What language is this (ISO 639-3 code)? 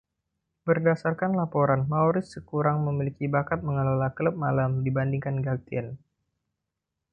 ind